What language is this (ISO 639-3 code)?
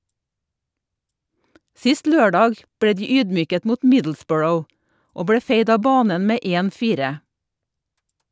nor